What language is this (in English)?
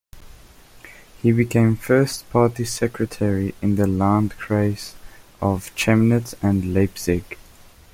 English